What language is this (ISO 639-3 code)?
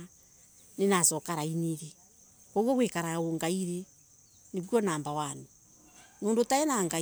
ebu